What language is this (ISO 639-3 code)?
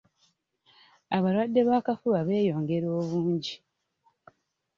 lug